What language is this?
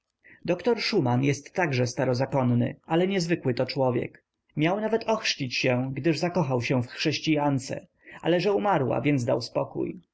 Polish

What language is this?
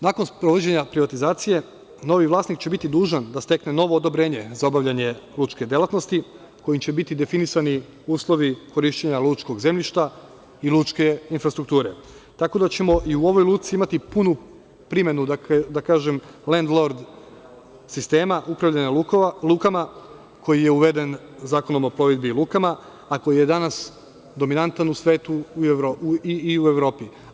Serbian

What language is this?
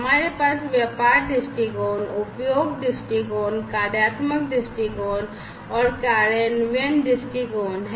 Hindi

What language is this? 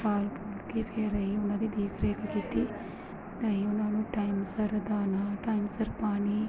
Punjabi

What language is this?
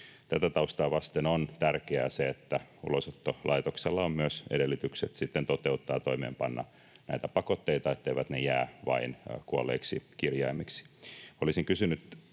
Finnish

